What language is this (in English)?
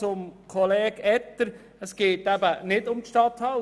Swiss German